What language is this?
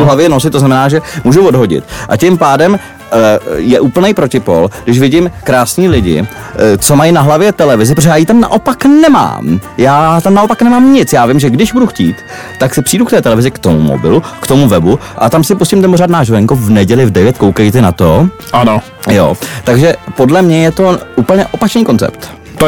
Czech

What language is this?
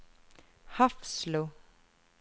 Norwegian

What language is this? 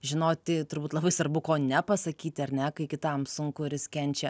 Lithuanian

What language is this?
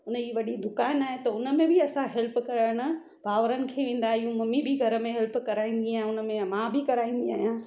Sindhi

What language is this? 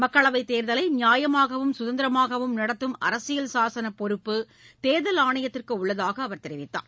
Tamil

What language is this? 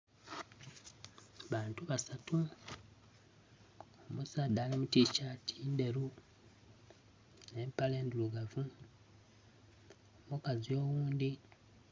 Soga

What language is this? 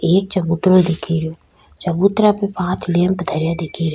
Rajasthani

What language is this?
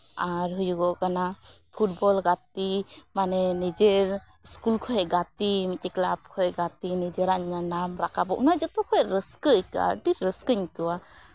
Santali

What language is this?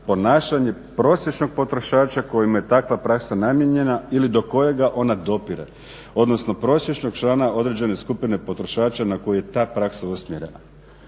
Croatian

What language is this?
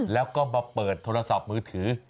Thai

